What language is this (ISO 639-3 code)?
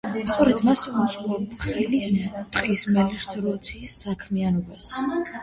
kat